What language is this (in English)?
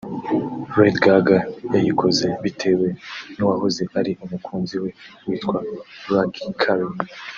Kinyarwanda